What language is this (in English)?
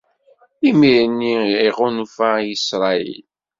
Kabyle